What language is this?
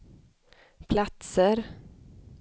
Swedish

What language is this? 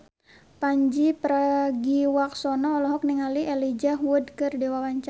Sundanese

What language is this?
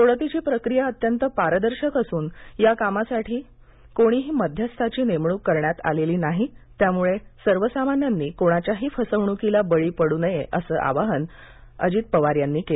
Marathi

